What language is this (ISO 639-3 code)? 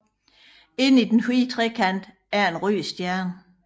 dan